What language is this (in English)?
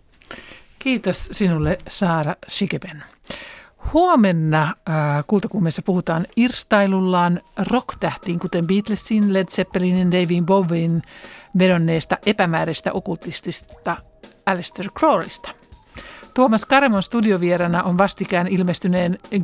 Finnish